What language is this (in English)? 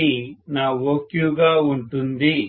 Telugu